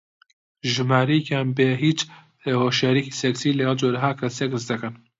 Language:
Central Kurdish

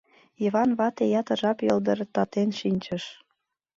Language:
Mari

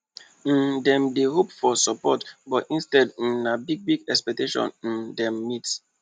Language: Nigerian Pidgin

